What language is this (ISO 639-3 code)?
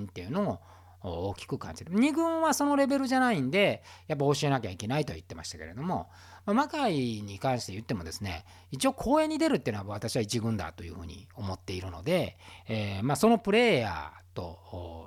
jpn